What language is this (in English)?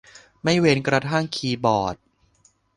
Thai